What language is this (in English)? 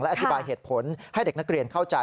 Thai